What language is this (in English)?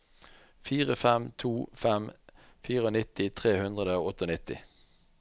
Norwegian